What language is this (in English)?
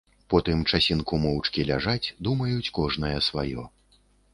Belarusian